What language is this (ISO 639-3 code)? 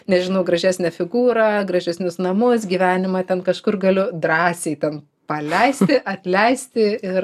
lit